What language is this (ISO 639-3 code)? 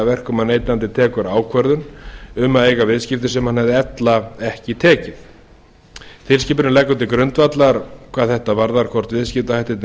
isl